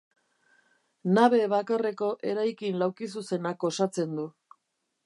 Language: Basque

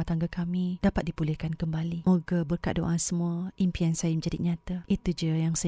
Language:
Malay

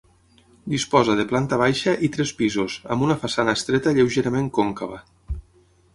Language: Catalan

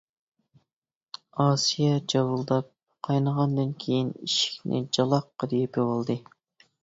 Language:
Uyghur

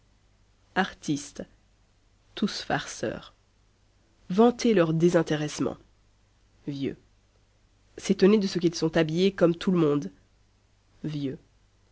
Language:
French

